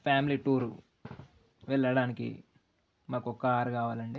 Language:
Telugu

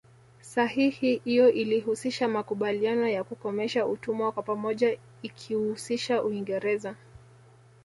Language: Swahili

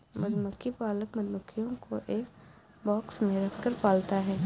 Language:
Hindi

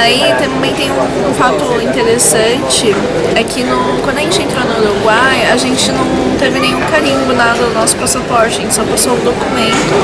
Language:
Portuguese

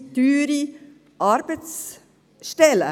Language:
Swiss German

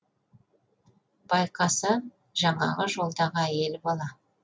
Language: Kazakh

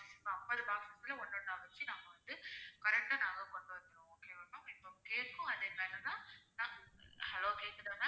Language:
Tamil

